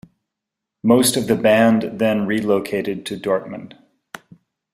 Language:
English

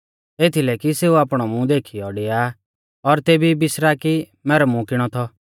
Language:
Mahasu Pahari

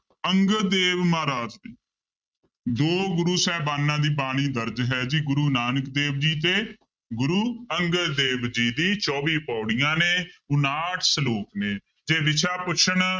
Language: Punjabi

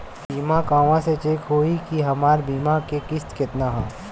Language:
Bhojpuri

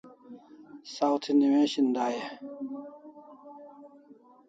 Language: Kalasha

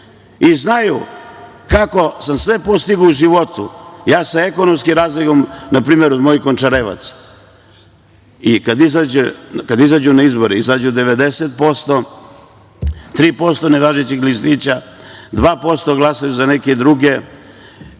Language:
Serbian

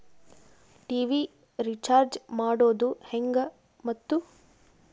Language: Kannada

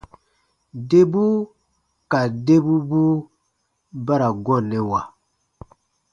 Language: Baatonum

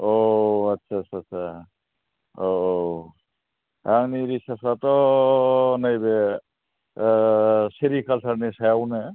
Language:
Bodo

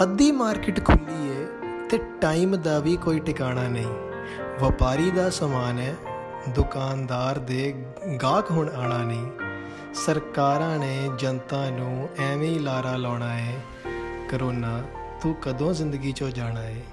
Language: Hindi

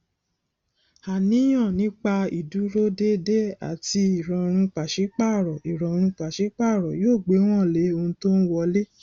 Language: Yoruba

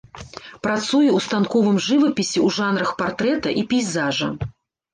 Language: Belarusian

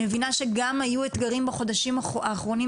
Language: Hebrew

